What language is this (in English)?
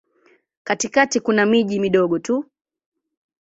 Swahili